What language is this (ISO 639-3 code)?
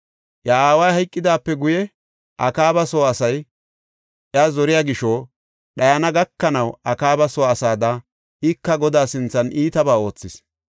gof